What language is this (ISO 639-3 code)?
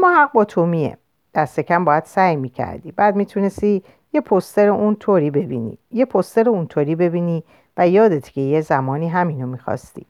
fas